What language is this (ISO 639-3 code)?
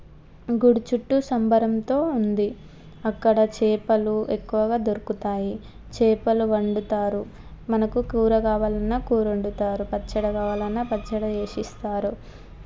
tel